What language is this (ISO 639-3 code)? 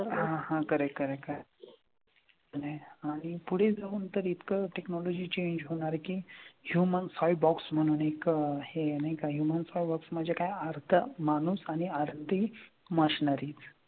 mar